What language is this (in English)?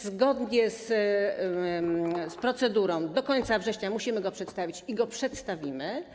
Polish